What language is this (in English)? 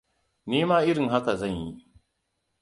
Hausa